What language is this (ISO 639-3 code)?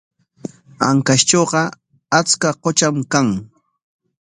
qwa